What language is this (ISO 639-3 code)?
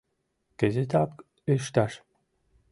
chm